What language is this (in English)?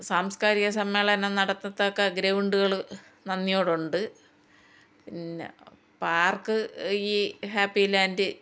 Malayalam